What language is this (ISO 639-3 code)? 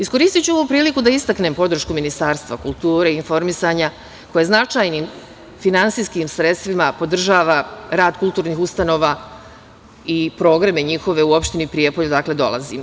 srp